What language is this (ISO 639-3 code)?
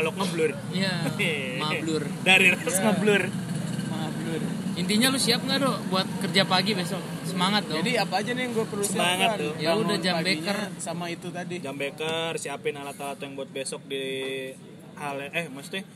ind